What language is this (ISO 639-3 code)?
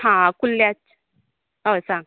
kok